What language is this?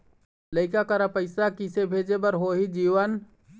Chhattisgarhi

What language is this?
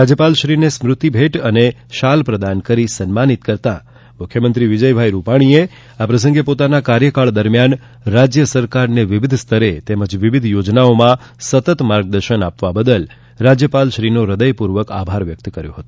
Gujarati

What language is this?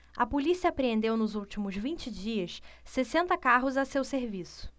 Portuguese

